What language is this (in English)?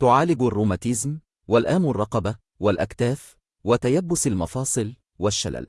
Arabic